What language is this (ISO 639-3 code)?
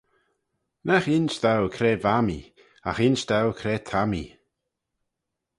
glv